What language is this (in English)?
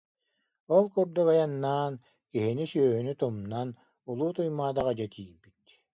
Yakut